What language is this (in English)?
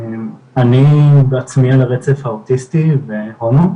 Hebrew